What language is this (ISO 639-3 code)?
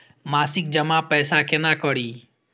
mai